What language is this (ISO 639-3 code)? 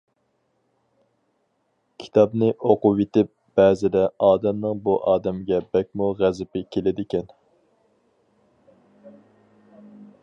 uig